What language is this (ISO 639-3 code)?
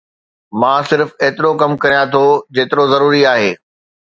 snd